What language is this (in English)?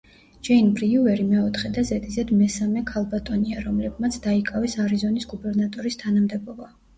Georgian